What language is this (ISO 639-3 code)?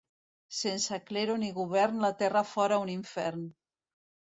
cat